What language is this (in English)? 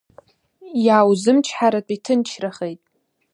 Abkhazian